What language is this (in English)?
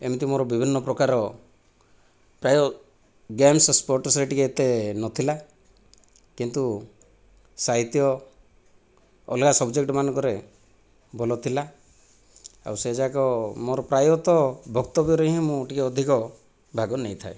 Odia